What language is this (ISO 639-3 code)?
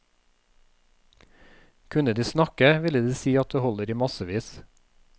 nor